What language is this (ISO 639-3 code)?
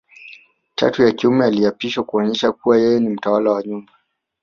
swa